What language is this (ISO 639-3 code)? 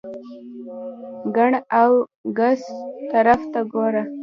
pus